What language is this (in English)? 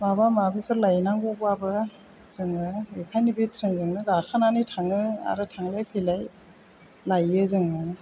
Bodo